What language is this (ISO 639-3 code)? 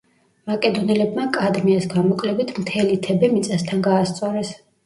kat